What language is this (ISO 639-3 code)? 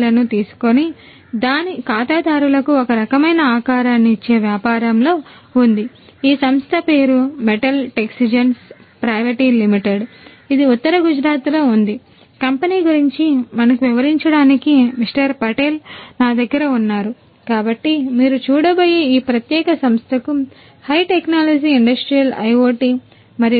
tel